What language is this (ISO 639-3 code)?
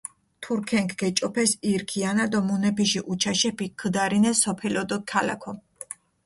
xmf